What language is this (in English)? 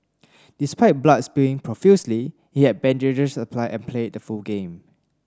English